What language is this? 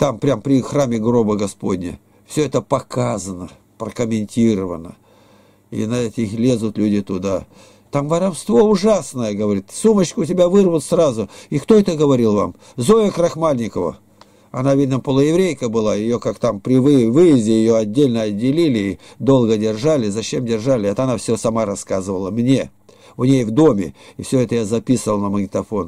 Russian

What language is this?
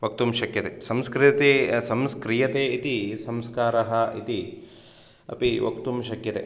Sanskrit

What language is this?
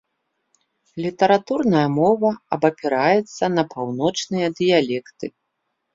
Belarusian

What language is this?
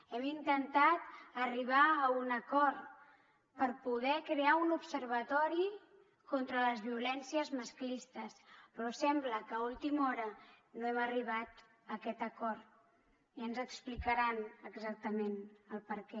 Catalan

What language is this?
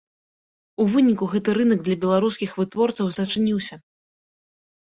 Belarusian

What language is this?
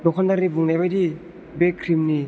Bodo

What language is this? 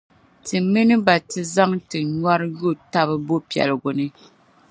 Dagbani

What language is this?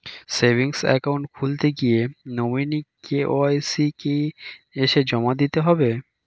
Bangla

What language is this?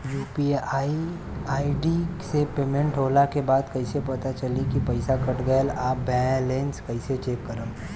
Bhojpuri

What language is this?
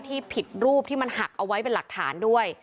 Thai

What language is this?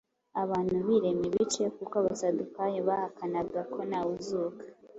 Kinyarwanda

